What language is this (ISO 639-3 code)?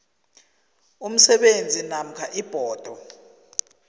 nbl